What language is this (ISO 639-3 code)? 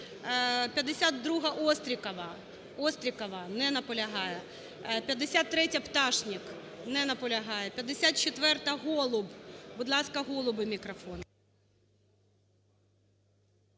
ukr